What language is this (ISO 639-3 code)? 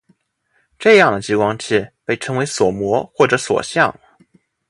zho